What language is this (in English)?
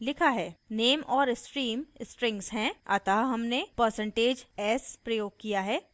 Hindi